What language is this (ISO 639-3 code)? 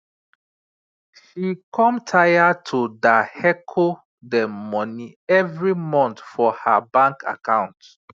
pcm